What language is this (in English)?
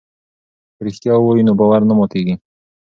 Pashto